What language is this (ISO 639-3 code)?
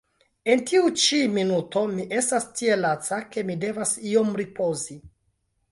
epo